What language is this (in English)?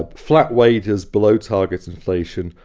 English